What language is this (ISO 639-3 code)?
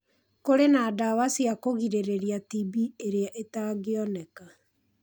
kik